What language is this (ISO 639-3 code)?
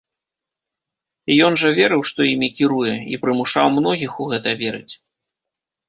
bel